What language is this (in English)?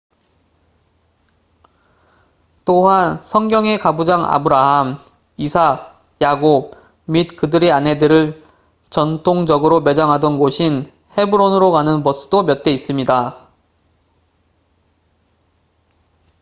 Korean